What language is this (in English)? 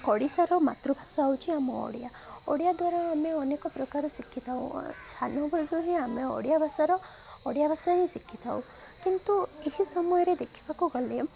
Odia